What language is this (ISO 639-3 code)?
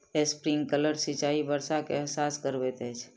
mai